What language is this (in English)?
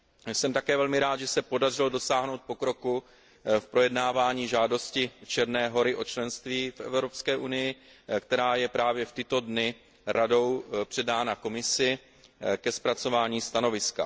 Czech